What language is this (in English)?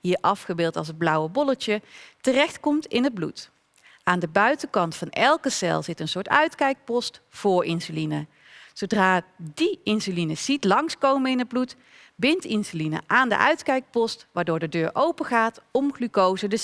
Dutch